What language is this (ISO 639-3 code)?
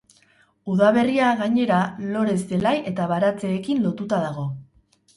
eus